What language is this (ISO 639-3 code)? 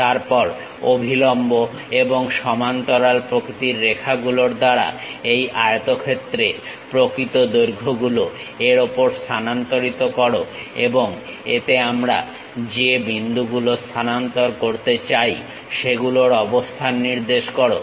ben